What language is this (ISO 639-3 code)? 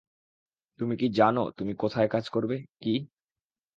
ben